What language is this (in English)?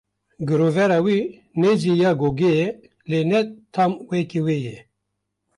Kurdish